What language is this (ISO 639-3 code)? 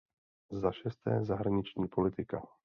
ces